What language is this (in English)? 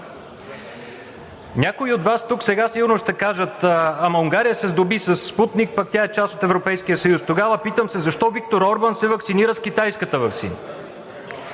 Bulgarian